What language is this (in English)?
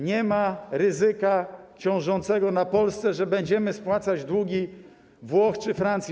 Polish